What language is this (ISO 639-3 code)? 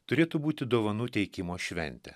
lit